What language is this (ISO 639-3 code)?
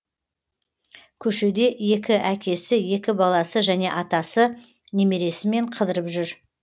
kaz